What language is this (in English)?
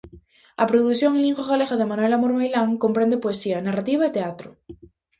Galician